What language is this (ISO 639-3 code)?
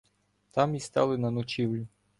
ukr